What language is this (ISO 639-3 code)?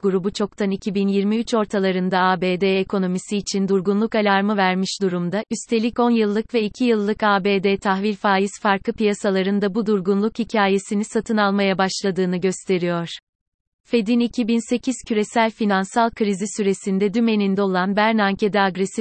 tur